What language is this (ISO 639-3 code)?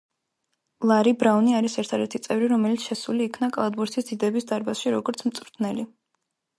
kat